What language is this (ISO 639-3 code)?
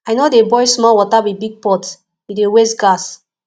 pcm